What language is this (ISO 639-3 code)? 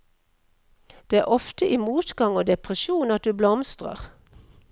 nor